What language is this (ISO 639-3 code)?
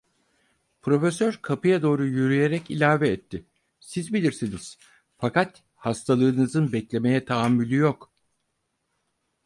tur